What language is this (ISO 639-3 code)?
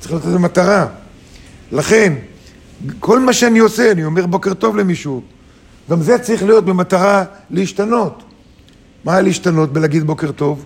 heb